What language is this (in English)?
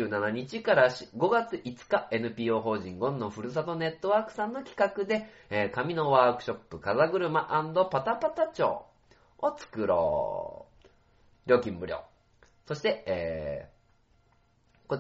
Japanese